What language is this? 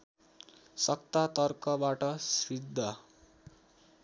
Nepali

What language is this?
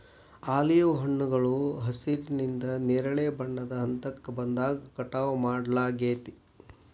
Kannada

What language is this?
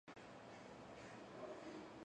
Georgian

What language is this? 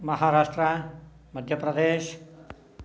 Sanskrit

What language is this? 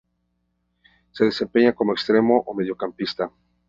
Spanish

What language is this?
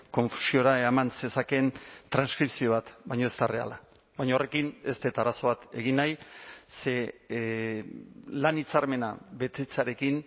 Basque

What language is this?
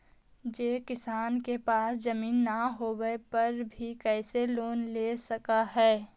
Magahi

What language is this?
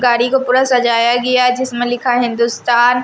Hindi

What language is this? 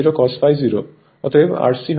Bangla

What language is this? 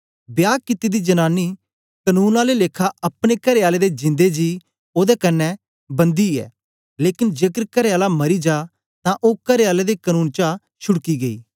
Dogri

